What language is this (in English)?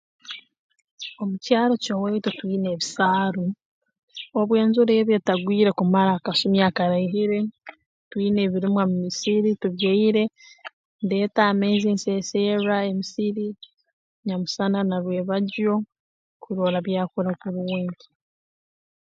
Tooro